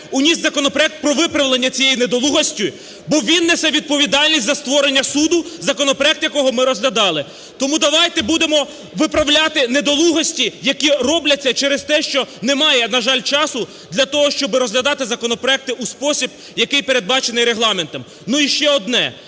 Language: Ukrainian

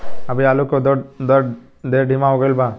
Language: Bhojpuri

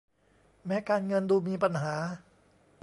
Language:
Thai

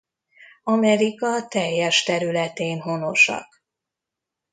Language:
Hungarian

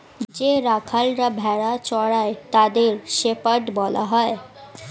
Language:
Bangla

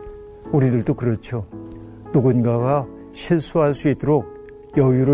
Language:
Korean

